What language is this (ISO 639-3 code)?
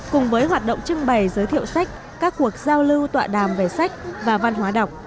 vie